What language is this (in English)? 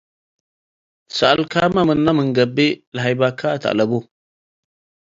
Tigre